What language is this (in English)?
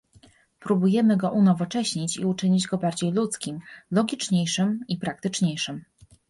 Polish